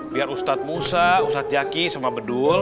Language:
Indonesian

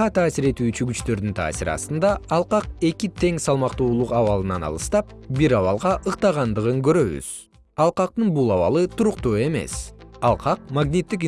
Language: Kyrgyz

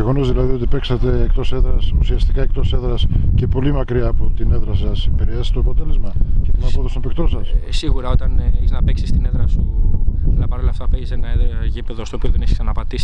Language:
Greek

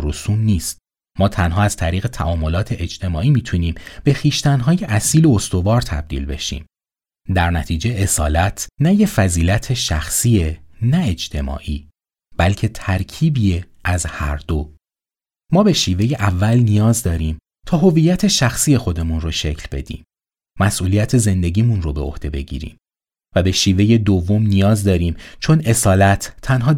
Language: Persian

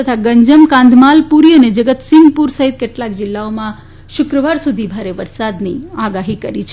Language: Gujarati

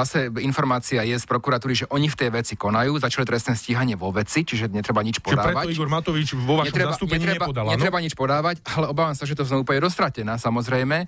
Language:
Slovak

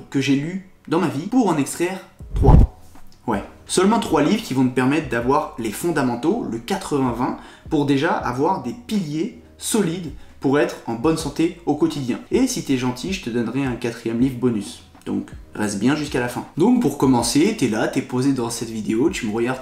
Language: French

